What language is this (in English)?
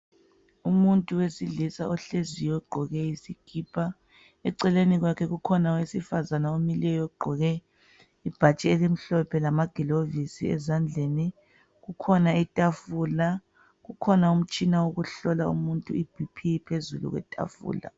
North Ndebele